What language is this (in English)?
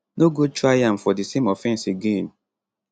Nigerian Pidgin